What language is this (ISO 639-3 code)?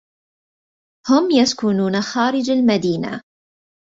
ara